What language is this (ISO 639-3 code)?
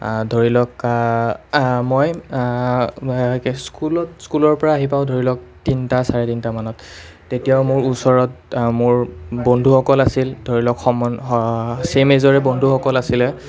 asm